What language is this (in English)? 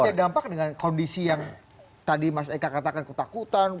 Indonesian